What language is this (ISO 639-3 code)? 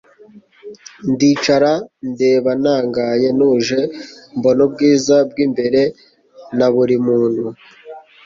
kin